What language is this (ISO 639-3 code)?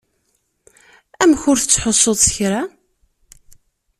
kab